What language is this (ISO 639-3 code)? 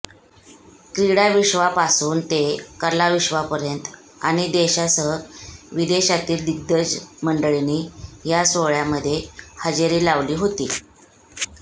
mar